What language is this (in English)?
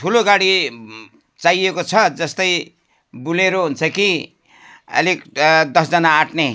Nepali